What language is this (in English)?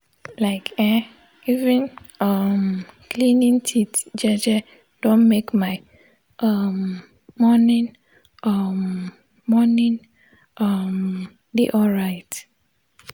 Nigerian Pidgin